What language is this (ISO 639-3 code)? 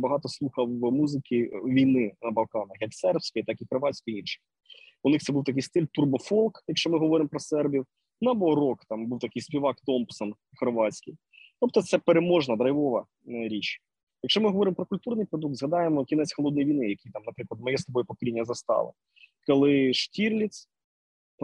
ukr